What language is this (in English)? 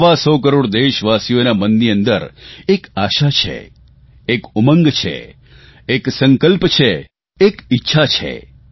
Gujarati